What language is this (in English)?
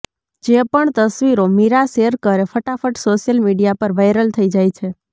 Gujarati